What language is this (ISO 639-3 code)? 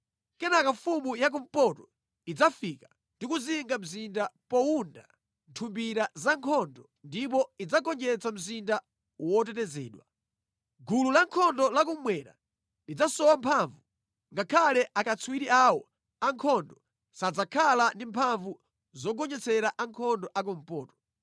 nya